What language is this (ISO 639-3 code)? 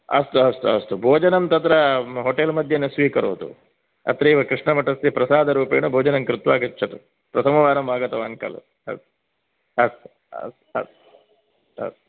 san